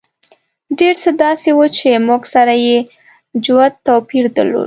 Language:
Pashto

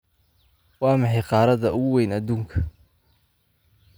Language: Somali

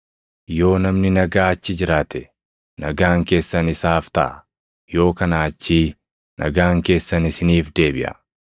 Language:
Oromo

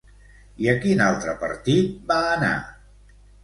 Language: Catalan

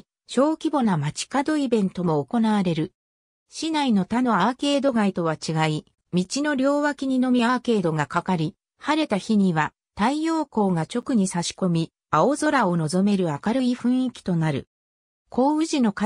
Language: Japanese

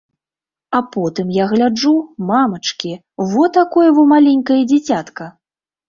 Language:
Belarusian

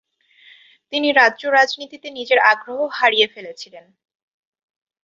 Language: Bangla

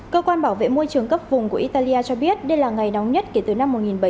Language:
Vietnamese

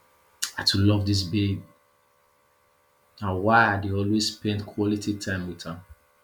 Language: Nigerian Pidgin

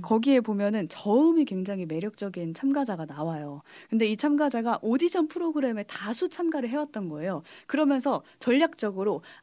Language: Korean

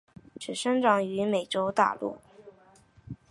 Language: Chinese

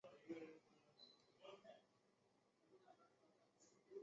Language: Chinese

